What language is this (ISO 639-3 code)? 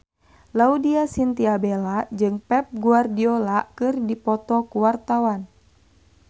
sun